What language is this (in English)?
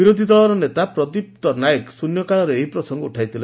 Odia